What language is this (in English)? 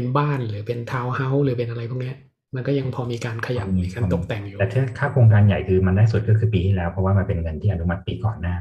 Thai